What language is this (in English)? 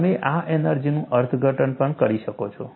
Gujarati